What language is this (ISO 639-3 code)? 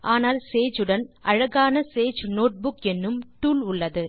tam